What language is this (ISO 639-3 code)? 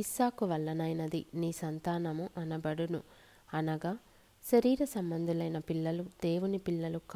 tel